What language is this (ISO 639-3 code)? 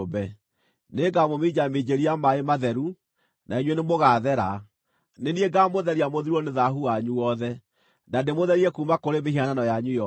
kik